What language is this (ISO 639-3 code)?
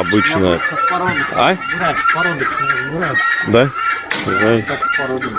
rus